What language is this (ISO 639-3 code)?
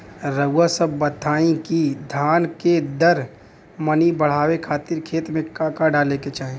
bho